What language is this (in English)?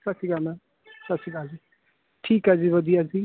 Punjabi